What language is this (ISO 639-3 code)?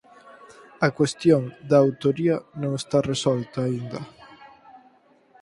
glg